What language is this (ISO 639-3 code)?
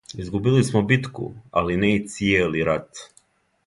srp